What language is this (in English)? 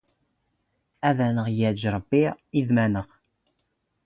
Standard Moroccan Tamazight